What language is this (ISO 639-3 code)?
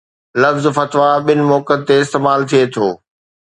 snd